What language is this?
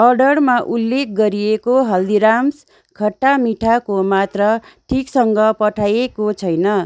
Nepali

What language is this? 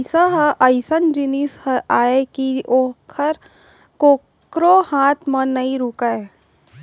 Chhattisgarhi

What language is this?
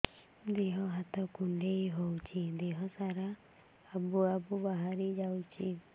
Odia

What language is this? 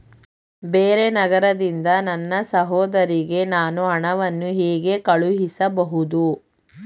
Kannada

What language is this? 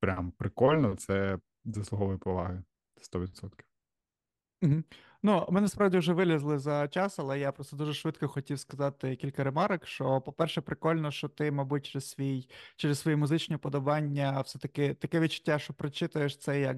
Ukrainian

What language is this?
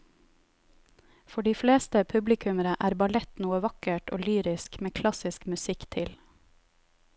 Norwegian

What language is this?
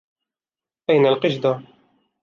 Arabic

